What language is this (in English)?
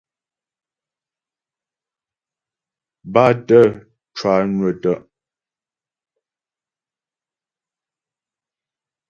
Ghomala